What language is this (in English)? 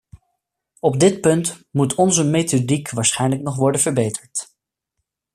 Dutch